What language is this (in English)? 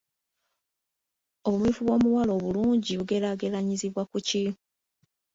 Ganda